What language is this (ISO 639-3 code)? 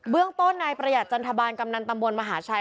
tha